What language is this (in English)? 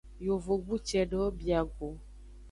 Aja (Benin)